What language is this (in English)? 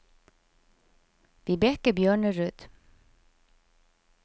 Norwegian